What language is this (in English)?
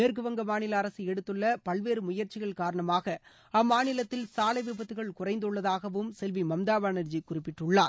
Tamil